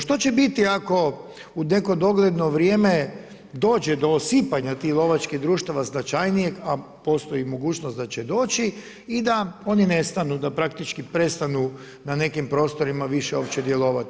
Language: Croatian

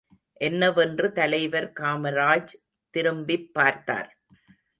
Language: Tamil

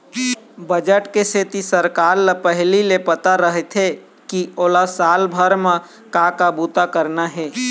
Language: Chhattisgarhi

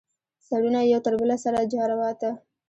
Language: Pashto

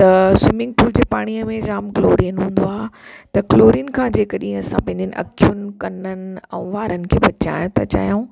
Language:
Sindhi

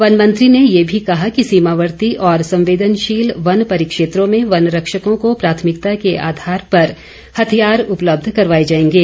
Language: Hindi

